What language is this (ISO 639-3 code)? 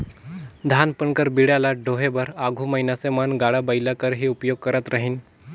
hne